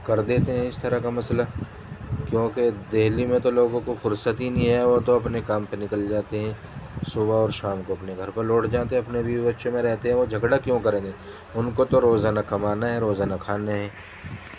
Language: Urdu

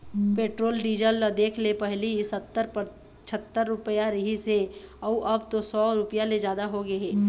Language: Chhattisgarhi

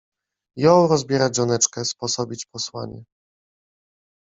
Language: Polish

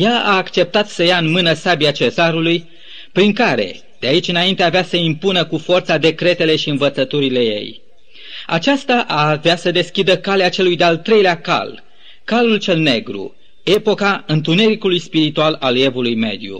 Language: Romanian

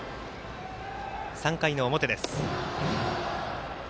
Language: Japanese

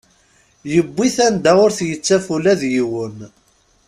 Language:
Kabyle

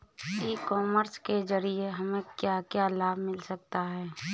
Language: Hindi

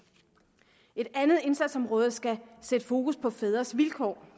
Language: Danish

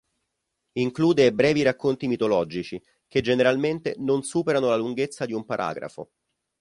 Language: Italian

